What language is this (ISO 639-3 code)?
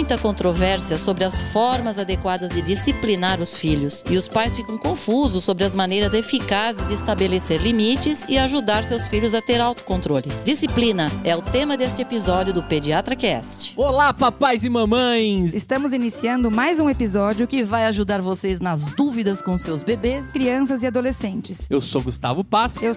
por